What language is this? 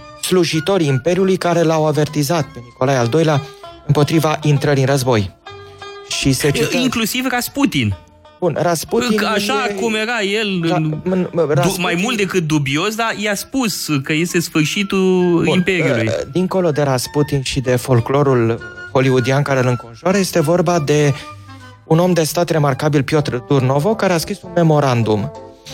Romanian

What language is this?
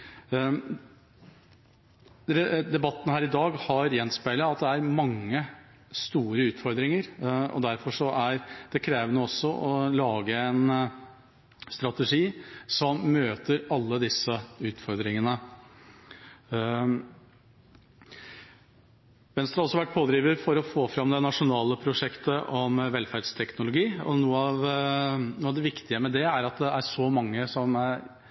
Norwegian Bokmål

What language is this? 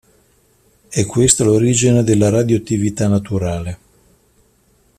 Italian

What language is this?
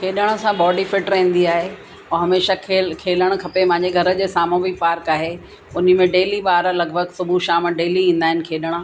Sindhi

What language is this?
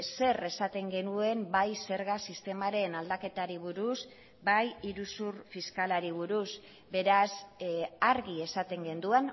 Basque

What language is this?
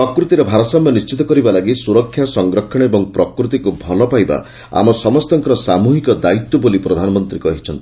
Odia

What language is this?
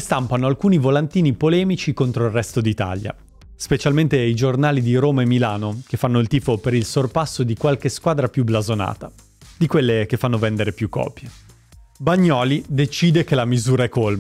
Italian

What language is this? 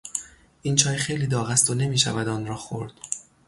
Persian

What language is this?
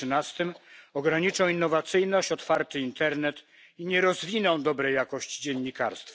Polish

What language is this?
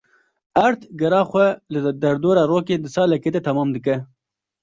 Kurdish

